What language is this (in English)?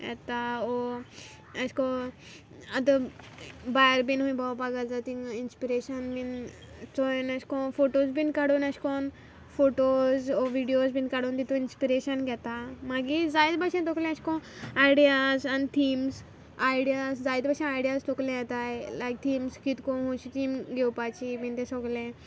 Konkani